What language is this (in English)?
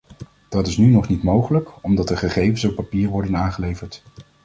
Dutch